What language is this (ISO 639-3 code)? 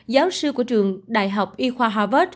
vie